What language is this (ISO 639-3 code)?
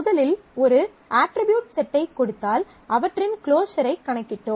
tam